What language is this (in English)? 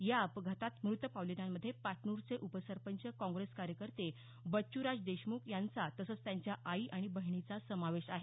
Marathi